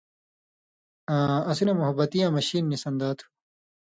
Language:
Indus Kohistani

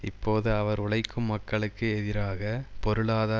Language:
Tamil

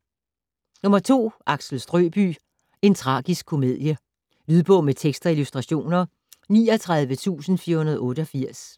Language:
Danish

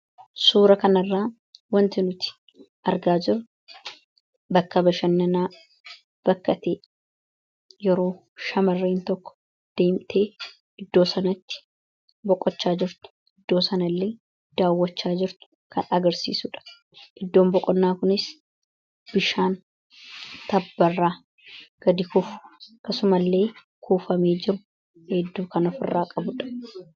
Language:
Oromo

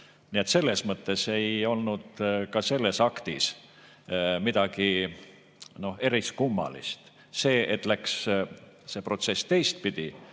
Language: Estonian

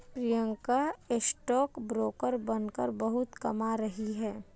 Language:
Hindi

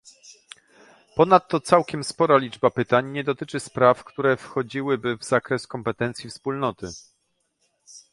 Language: Polish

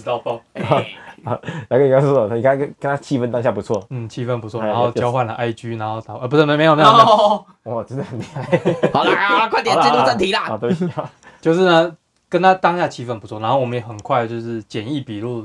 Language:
Chinese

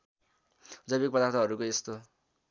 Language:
Nepali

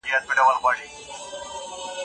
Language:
Pashto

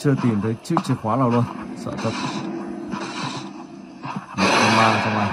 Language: Vietnamese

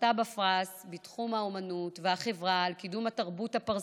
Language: Hebrew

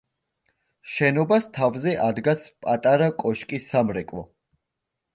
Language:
Georgian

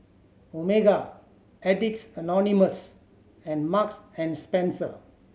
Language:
English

